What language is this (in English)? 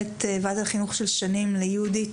Hebrew